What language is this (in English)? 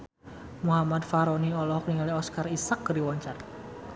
Sundanese